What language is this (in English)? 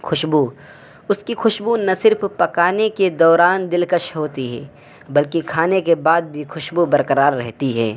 Urdu